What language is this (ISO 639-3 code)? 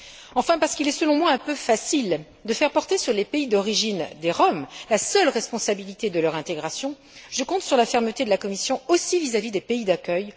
fra